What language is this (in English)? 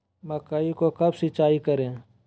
Magahi